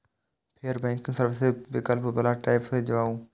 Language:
Maithili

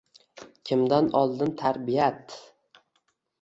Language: Uzbek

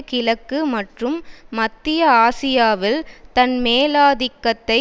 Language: Tamil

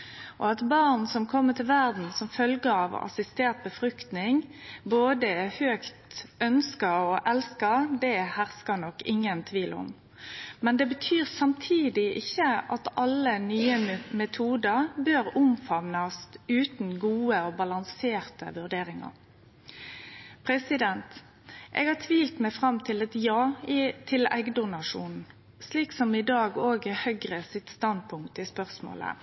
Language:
Norwegian Nynorsk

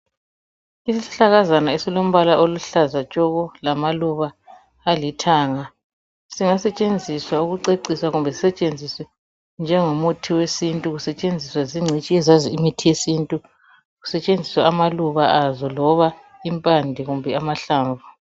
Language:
North Ndebele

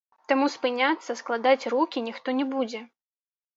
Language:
Belarusian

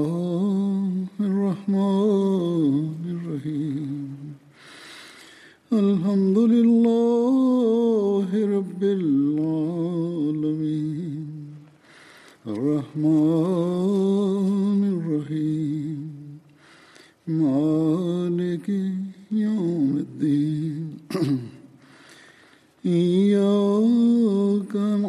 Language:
Turkish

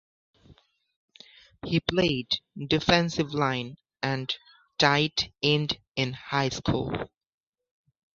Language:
English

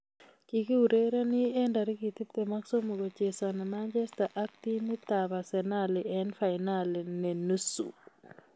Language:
Kalenjin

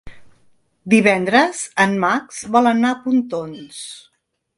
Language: Catalan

